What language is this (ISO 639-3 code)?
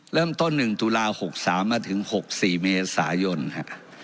tha